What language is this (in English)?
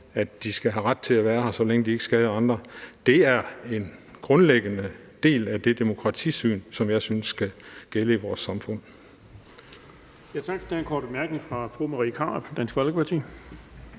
Danish